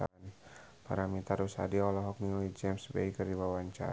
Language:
Sundanese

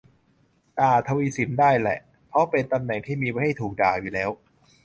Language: Thai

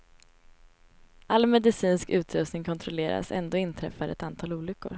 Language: Swedish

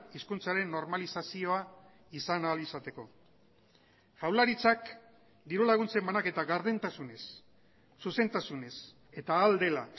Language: Basque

